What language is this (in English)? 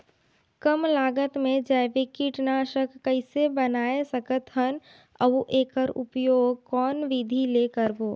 Chhattisgarhi